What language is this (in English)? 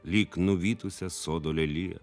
Lithuanian